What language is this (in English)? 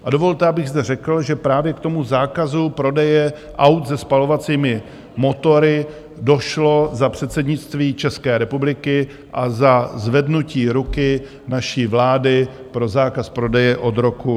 Czech